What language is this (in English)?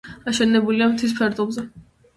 Georgian